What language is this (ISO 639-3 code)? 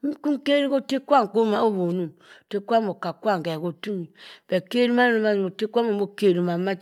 mfn